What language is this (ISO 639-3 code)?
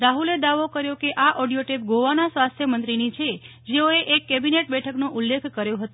guj